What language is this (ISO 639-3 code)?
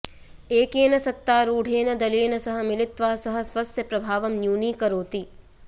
san